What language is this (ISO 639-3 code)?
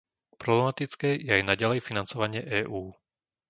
slk